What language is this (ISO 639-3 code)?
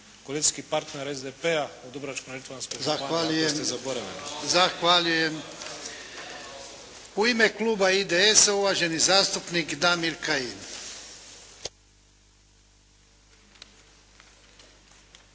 hrv